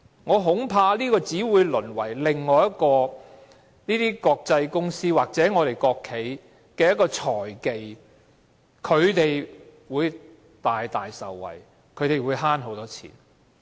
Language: Cantonese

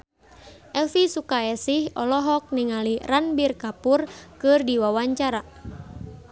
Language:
Sundanese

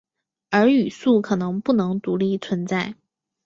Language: Chinese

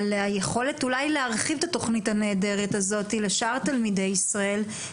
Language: Hebrew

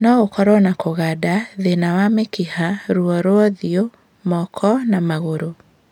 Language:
Kikuyu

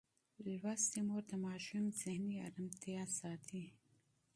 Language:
Pashto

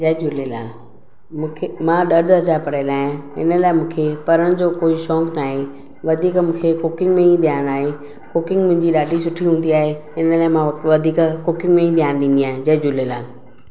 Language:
Sindhi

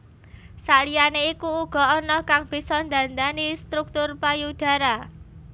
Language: Javanese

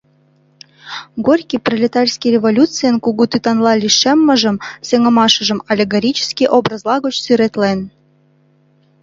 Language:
Mari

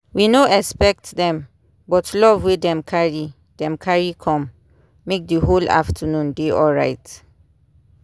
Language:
Nigerian Pidgin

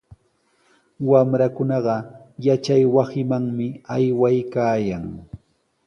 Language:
Sihuas Ancash Quechua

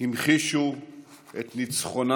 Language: Hebrew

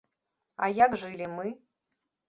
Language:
Belarusian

